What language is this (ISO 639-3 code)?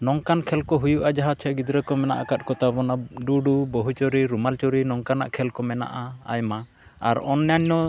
sat